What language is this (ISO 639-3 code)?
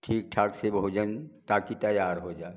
hin